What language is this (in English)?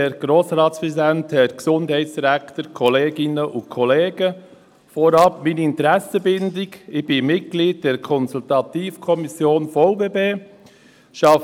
Swiss German